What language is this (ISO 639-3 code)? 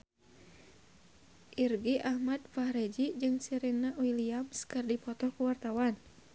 sun